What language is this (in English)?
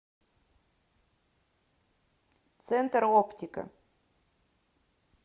Russian